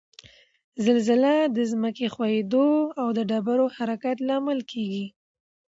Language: Pashto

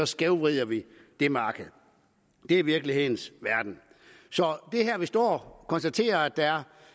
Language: Danish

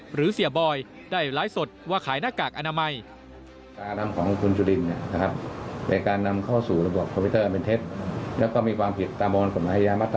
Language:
Thai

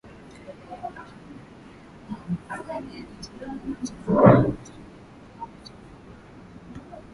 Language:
Swahili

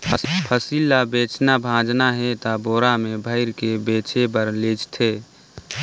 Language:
Chhattisgarhi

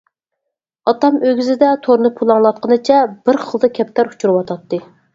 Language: Uyghur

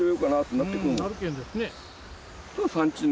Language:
Japanese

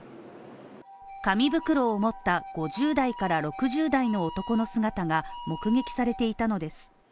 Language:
Japanese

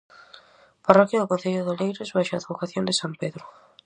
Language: Galician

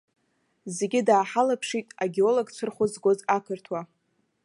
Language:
Abkhazian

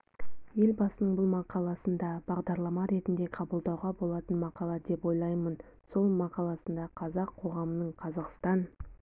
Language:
Kazakh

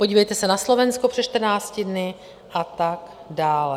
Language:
Czech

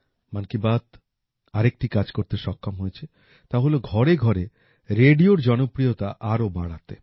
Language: Bangla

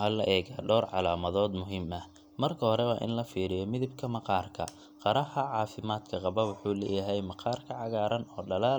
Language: Somali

